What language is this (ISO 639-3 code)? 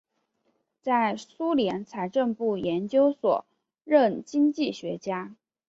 zho